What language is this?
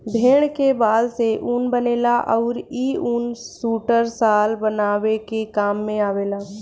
Bhojpuri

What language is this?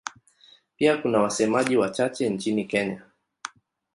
Swahili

